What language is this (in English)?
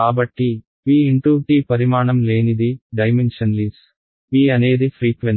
Telugu